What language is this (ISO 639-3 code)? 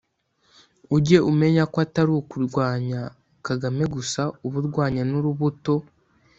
kin